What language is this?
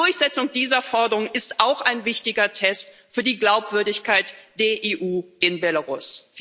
German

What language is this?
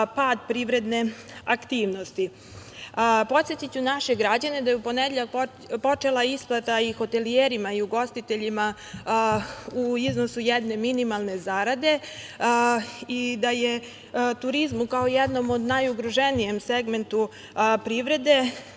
Serbian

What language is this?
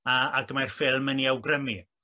Welsh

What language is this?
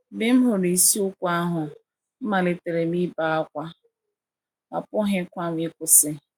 Igbo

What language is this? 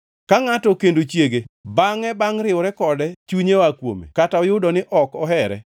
Luo (Kenya and Tanzania)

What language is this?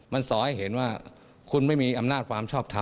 Thai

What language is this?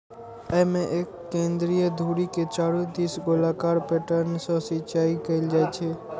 Maithili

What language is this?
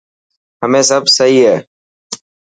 Dhatki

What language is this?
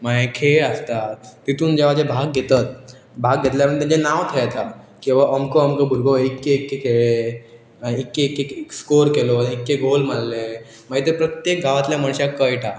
Konkani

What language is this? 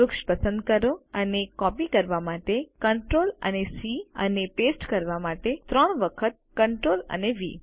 Gujarati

